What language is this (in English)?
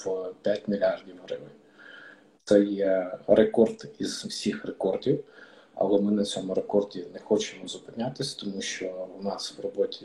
Ukrainian